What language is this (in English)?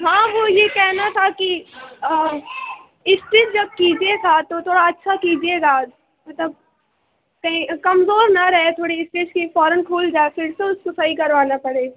Urdu